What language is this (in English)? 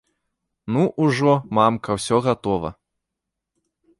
Belarusian